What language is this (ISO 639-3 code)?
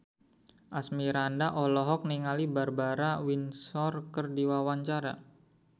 sun